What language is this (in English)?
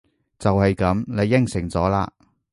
Cantonese